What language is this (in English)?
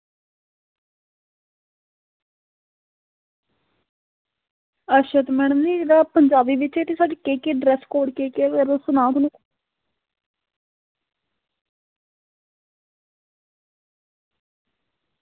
Dogri